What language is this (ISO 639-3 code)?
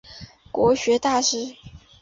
zho